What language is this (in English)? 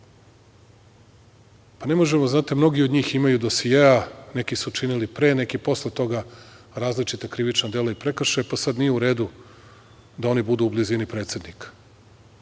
Serbian